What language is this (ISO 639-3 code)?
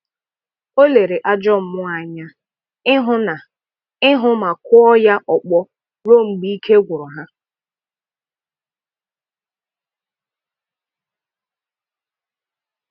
ibo